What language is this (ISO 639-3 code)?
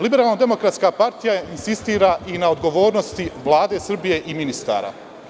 srp